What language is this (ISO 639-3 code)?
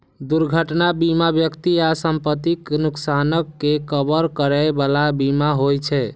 mai